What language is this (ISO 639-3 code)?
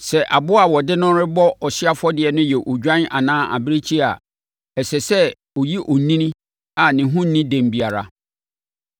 aka